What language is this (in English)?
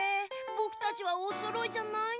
Japanese